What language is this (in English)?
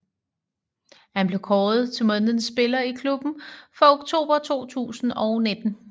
Danish